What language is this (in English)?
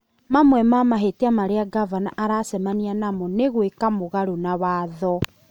Kikuyu